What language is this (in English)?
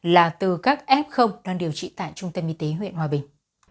Vietnamese